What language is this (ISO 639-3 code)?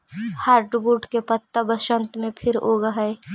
mag